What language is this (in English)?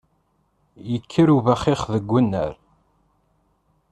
Kabyle